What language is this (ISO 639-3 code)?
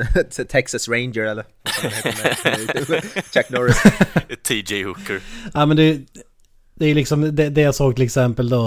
swe